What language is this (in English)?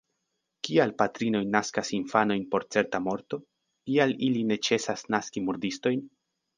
Esperanto